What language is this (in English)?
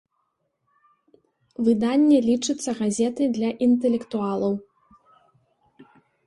Belarusian